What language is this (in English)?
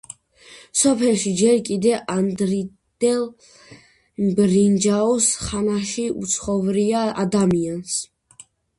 Georgian